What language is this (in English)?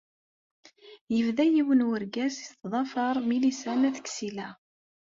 Kabyle